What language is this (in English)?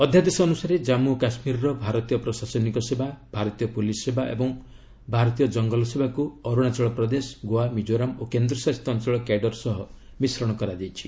Odia